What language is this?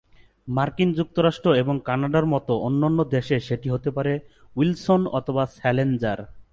Bangla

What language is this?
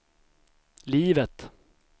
Swedish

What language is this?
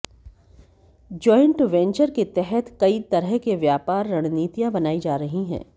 Hindi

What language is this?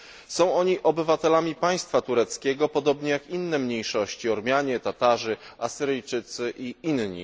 Polish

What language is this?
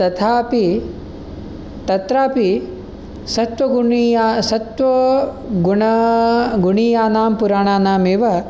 Sanskrit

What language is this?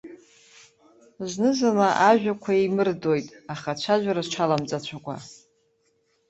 Abkhazian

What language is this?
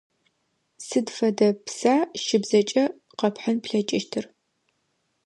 Adyghe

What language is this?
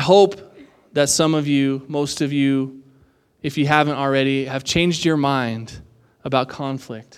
English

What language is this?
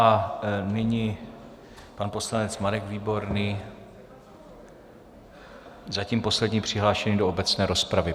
Czech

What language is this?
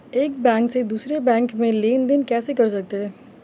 Hindi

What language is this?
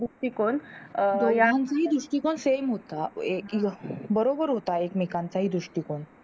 Marathi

